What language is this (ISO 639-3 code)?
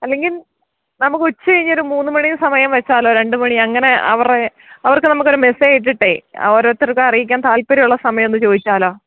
mal